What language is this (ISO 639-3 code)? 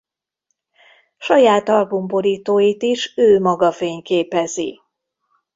hun